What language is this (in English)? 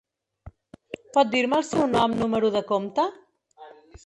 Catalan